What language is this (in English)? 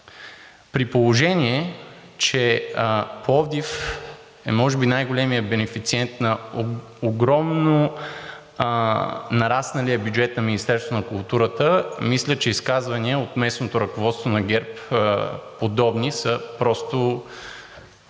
Bulgarian